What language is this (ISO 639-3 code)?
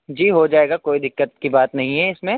urd